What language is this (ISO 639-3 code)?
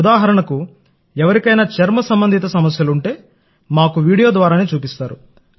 tel